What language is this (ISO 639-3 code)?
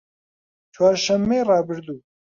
ckb